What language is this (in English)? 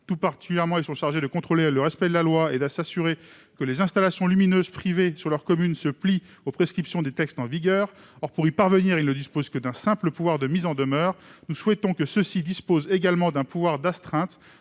French